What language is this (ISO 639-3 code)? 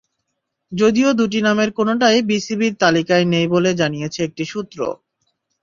ben